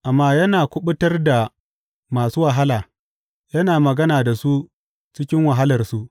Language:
Hausa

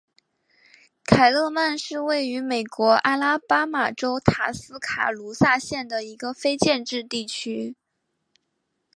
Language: Chinese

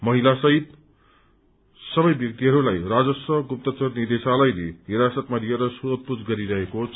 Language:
Nepali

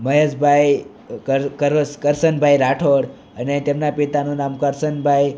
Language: Gujarati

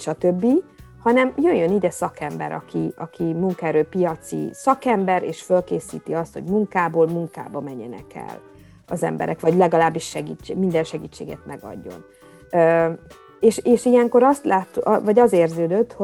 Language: Hungarian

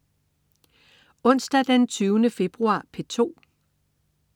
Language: Danish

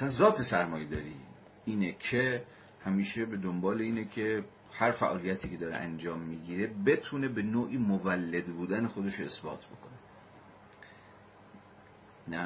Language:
Persian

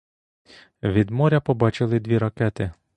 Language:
Ukrainian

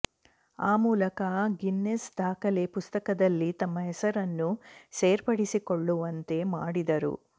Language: Kannada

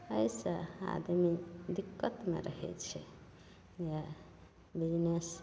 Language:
Maithili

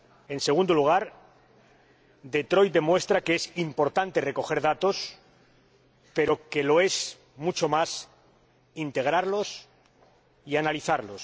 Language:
Spanish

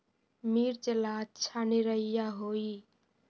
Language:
Magahi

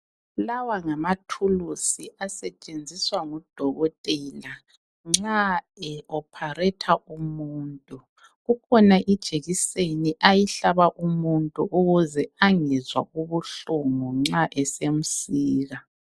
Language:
North Ndebele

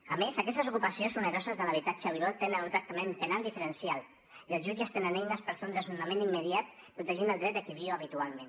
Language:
Catalan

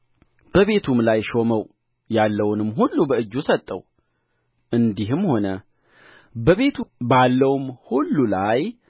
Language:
Amharic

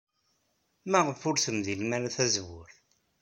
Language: Kabyle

